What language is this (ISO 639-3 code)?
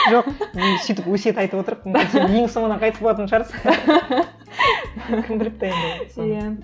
kaz